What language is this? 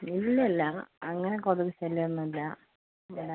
Malayalam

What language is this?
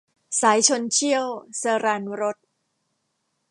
Thai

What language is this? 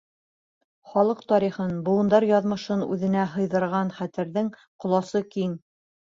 Bashkir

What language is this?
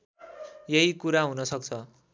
Nepali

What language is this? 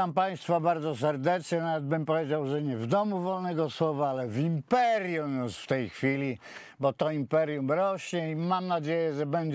Polish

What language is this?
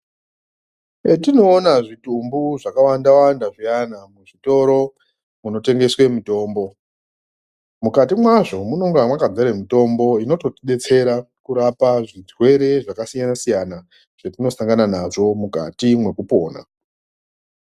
Ndau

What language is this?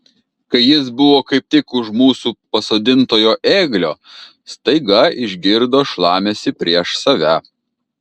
Lithuanian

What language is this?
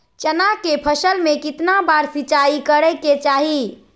Magahi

